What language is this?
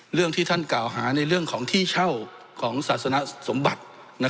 Thai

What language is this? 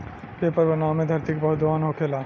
Bhojpuri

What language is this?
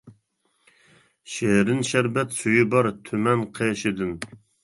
Uyghur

